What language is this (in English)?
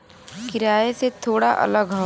Bhojpuri